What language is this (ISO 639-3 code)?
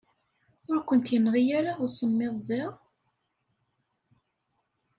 kab